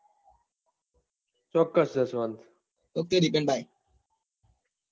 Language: Gujarati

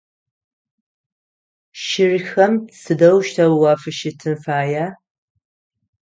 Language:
Adyghe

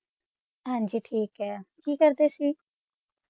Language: Punjabi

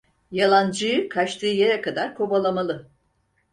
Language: Turkish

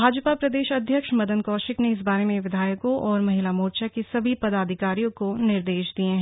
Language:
Hindi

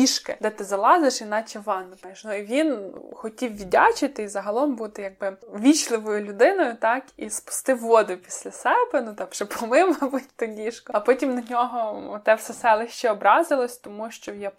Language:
Ukrainian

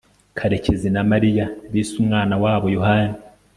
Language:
Kinyarwanda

